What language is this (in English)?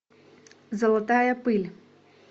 Russian